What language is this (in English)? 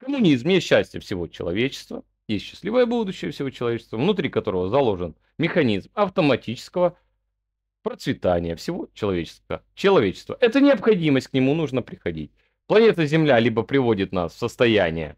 Russian